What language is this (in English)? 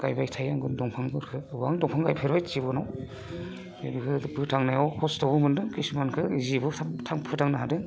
Bodo